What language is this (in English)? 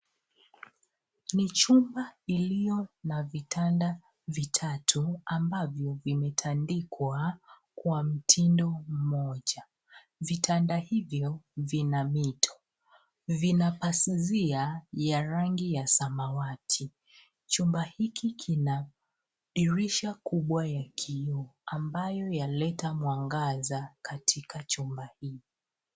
Swahili